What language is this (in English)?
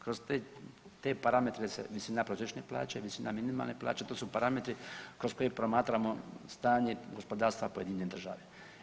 Croatian